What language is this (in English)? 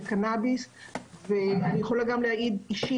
Hebrew